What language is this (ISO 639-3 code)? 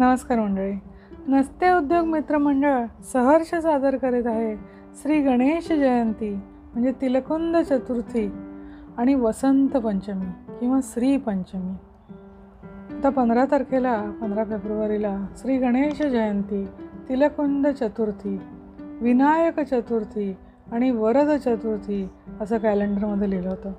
mar